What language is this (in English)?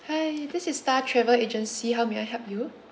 English